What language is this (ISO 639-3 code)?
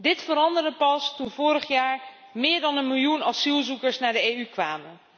nld